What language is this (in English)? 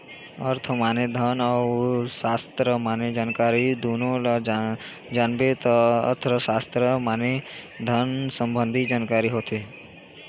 Chhattisgarhi